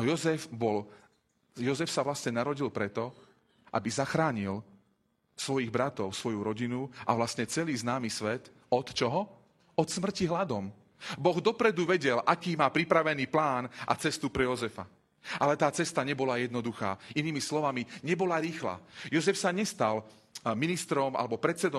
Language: Slovak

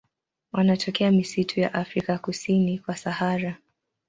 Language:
Swahili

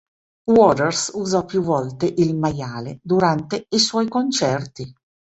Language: Italian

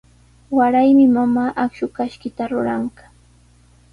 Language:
Sihuas Ancash Quechua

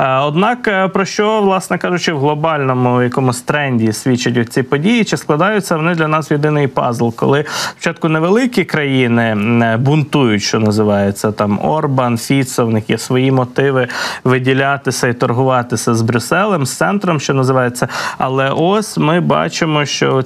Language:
Ukrainian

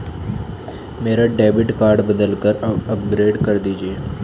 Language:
Hindi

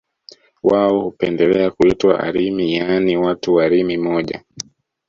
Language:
Swahili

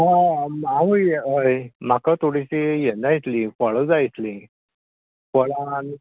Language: Konkani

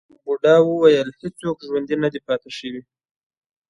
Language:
Pashto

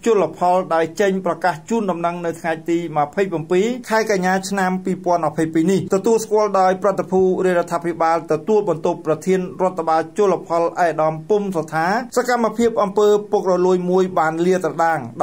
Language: Thai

